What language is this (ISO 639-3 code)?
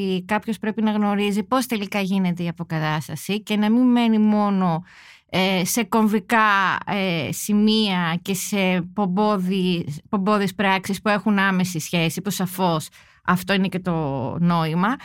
ell